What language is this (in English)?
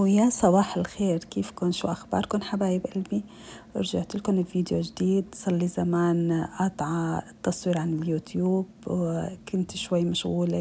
Arabic